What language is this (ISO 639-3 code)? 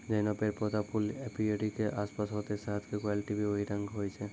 mai